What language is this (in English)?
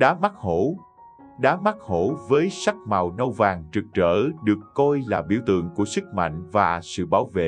Vietnamese